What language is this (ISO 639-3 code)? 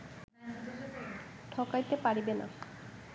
ben